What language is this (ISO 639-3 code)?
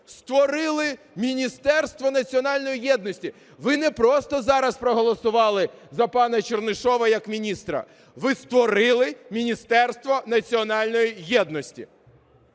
ukr